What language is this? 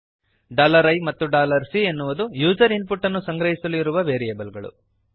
Kannada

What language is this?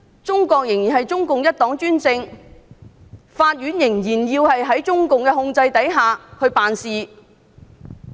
Cantonese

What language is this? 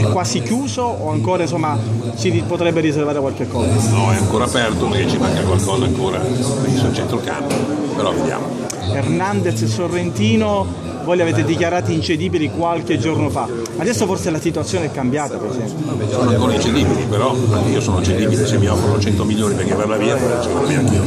Italian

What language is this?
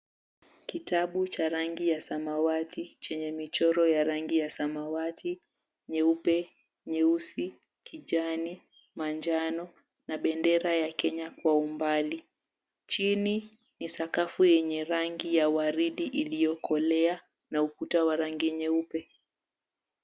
Swahili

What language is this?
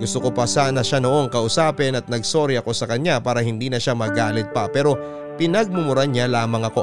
Filipino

